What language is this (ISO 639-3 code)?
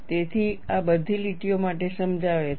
guj